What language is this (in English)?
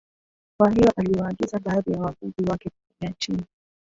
Swahili